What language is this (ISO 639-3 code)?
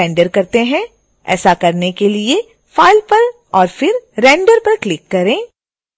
hin